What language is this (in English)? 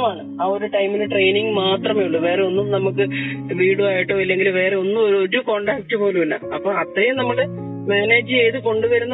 Malayalam